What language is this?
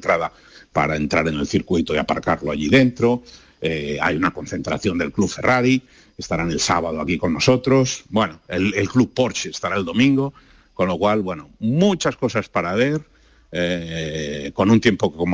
Spanish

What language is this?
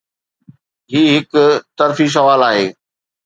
Sindhi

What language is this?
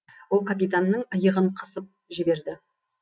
Kazakh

